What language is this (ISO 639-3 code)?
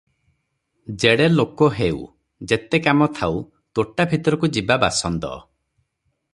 ori